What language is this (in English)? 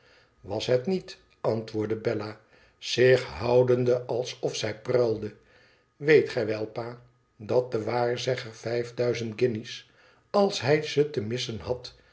Dutch